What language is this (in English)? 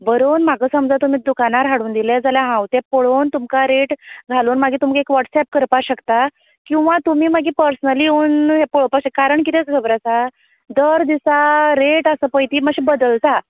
Konkani